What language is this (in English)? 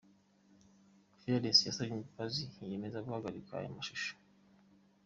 Kinyarwanda